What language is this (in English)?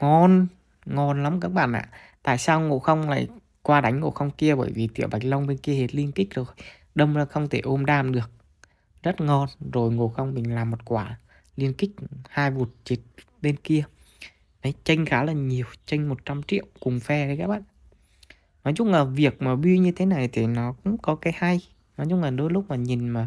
Vietnamese